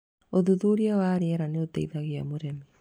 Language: Kikuyu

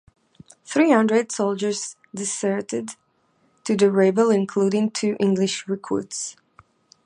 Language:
English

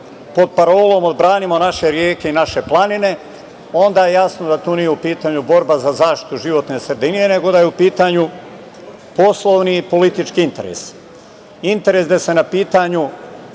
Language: Serbian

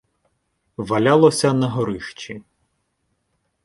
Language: Ukrainian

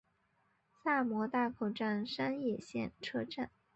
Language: Chinese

